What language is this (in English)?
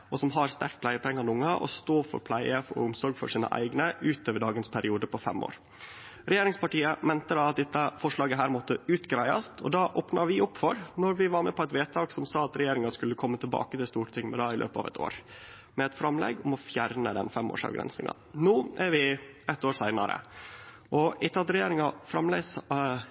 Norwegian Nynorsk